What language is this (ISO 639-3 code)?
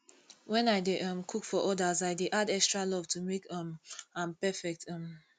pcm